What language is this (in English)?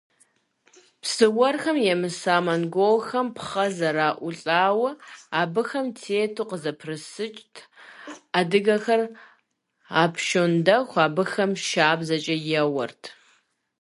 Kabardian